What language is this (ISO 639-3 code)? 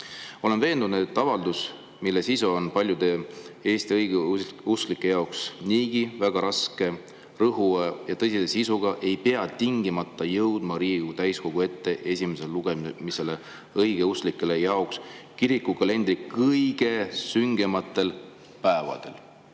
est